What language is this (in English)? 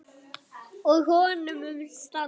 Icelandic